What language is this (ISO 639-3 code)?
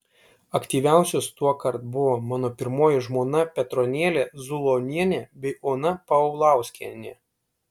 lit